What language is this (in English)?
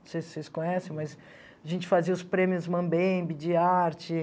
Portuguese